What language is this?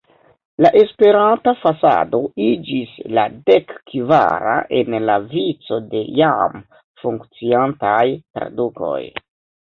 Esperanto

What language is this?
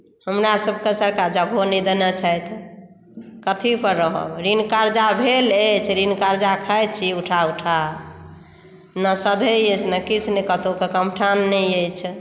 Maithili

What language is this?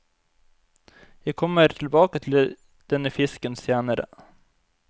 Norwegian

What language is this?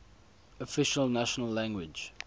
English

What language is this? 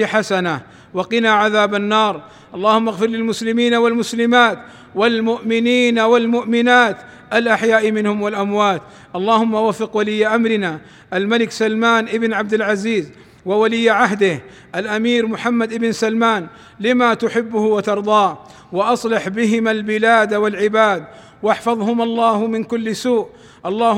Arabic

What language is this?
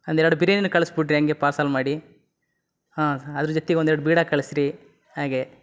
Kannada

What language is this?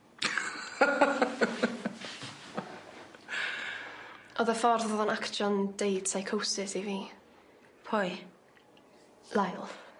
Welsh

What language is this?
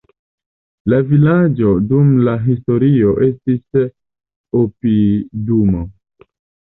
Esperanto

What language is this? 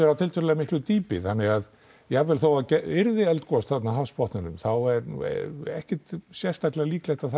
Icelandic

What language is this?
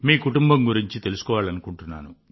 Telugu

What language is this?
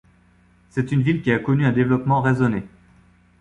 French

